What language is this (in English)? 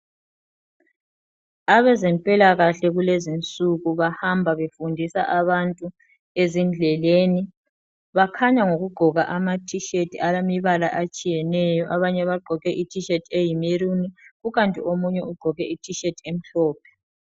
North Ndebele